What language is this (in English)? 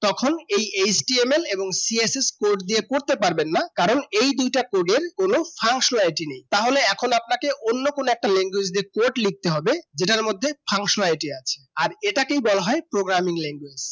Bangla